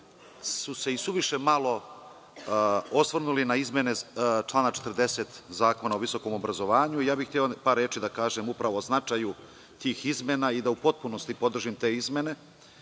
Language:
Serbian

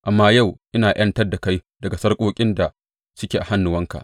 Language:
Hausa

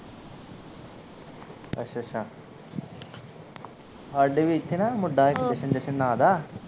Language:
Punjabi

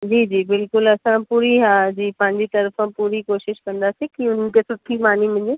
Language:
Sindhi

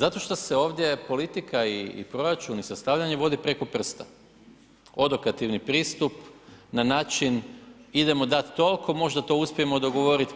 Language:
Croatian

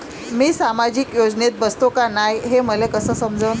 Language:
Marathi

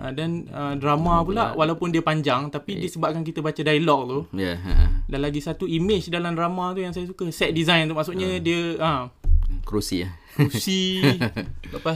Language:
Malay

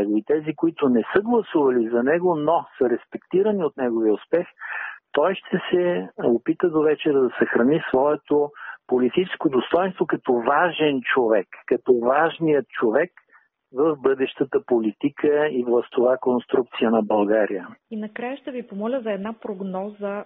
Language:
Bulgarian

